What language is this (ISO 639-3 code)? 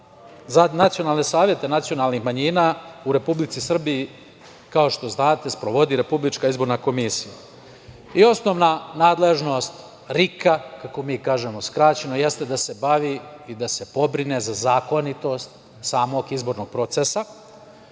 srp